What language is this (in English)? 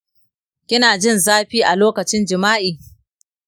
Hausa